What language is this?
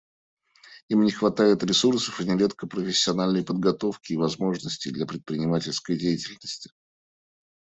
Russian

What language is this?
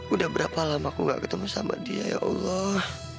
Indonesian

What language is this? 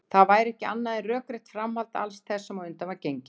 Icelandic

